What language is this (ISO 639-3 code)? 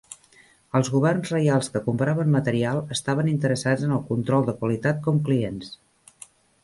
cat